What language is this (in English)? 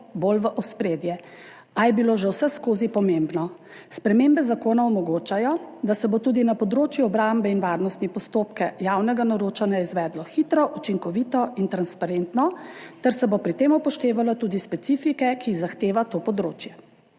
Slovenian